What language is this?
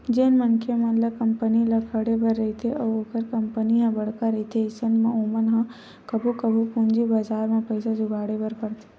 Chhattisgarhi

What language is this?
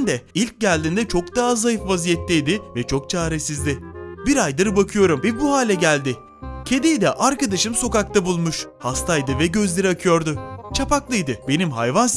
Turkish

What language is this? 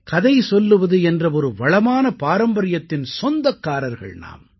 Tamil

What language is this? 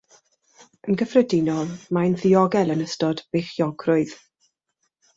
Welsh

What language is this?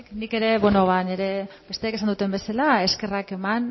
Basque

